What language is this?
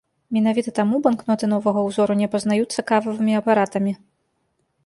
Belarusian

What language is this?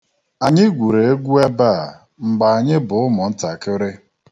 Igbo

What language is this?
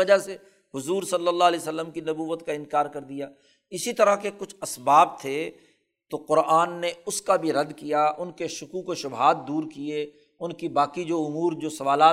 Urdu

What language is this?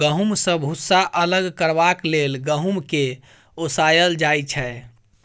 Maithili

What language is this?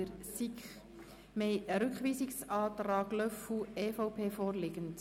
Swiss German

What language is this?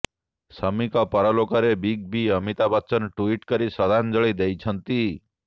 Odia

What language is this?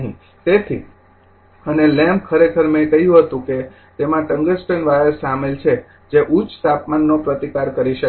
Gujarati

